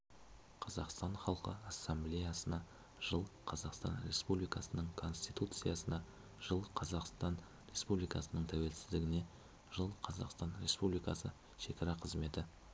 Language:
Kazakh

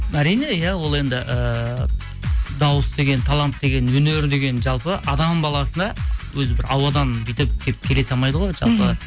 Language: Kazakh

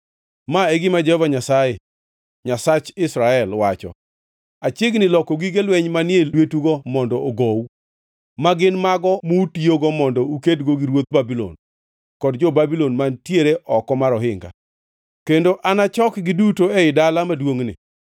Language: Luo (Kenya and Tanzania)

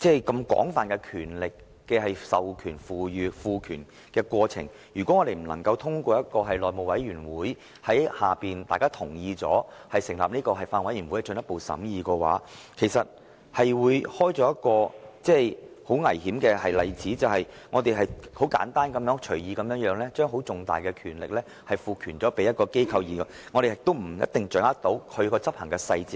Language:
Cantonese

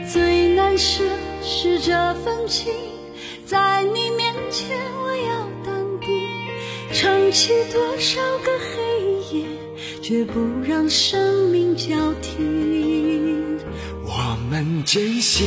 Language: Chinese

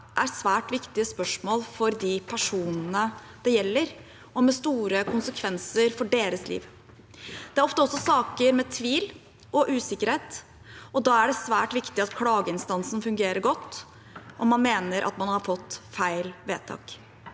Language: Norwegian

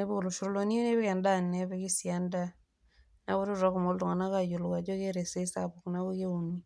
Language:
Masai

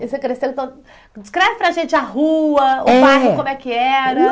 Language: Portuguese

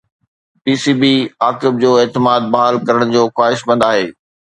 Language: Sindhi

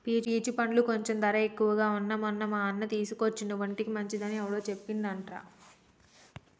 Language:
Telugu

